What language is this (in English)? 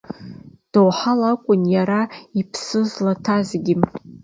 Abkhazian